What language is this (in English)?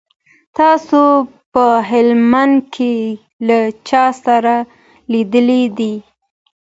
Pashto